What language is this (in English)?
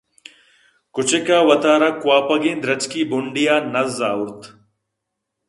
Eastern Balochi